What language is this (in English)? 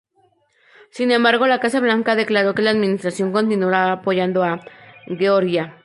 Spanish